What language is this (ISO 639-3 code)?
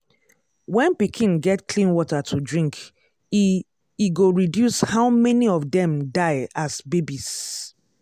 pcm